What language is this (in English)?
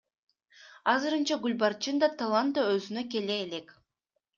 Kyrgyz